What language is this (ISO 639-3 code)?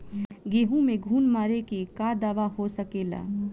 bho